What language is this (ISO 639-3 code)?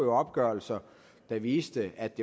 dan